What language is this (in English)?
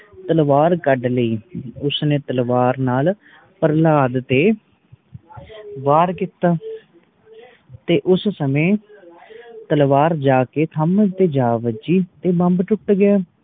Punjabi